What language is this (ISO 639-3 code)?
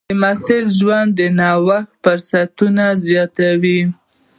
pus